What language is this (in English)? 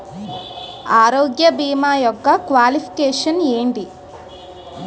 Telugu